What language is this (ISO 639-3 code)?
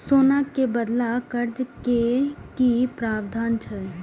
mai